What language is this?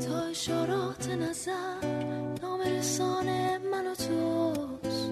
Persian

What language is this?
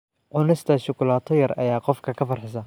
Somali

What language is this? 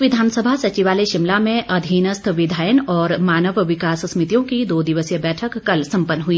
Hindi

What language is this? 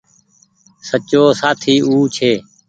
Goaria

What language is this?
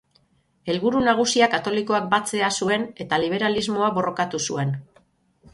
Basque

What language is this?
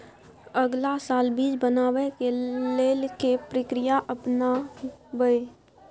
Maithili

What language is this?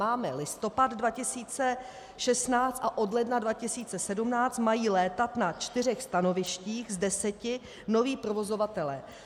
Czech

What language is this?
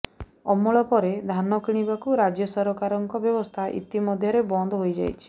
Odia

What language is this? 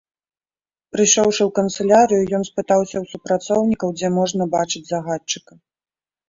Belarusian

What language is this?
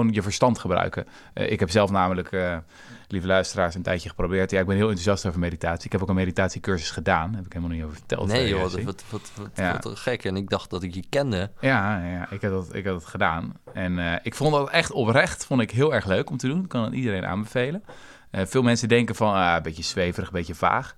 Dutch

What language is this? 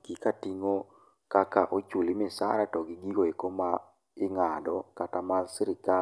Luo (Kenya and Tanzania)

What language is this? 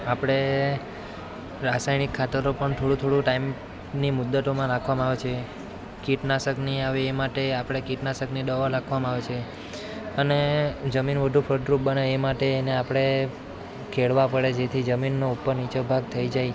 Gujarati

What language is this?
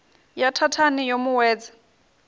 Venda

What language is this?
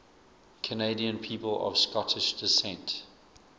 English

